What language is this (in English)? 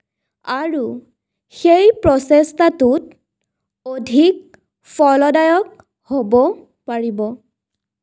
Assamese